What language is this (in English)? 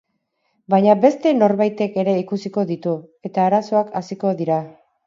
Basque